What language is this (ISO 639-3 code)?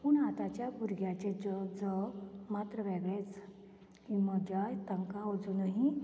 kok